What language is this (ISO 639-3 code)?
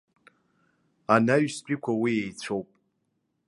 abk